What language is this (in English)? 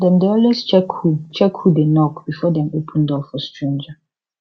Nigerian Pidgin